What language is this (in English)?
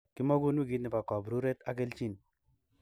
Kalenjin